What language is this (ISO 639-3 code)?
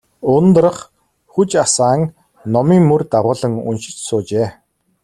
mon